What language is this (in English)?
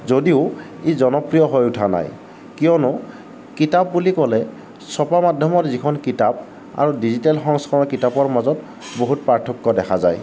Assamese